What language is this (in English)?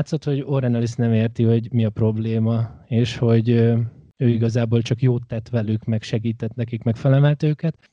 Hungarian